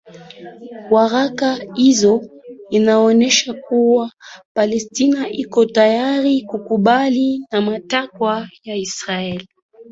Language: Swahili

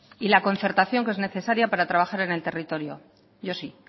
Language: Spanish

